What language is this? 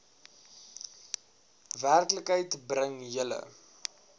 Afrikaans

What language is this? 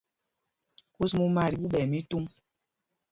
Mpumpong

